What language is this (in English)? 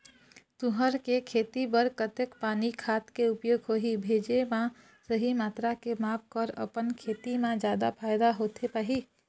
Chhattisgarhi